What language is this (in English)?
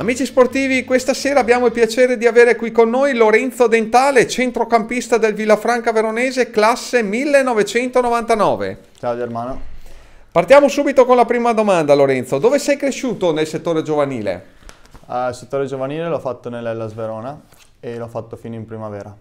Italian